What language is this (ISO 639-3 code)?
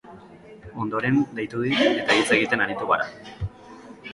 eus